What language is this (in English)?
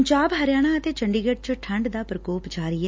Punjabi